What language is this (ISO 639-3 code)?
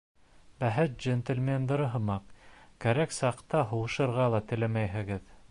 bak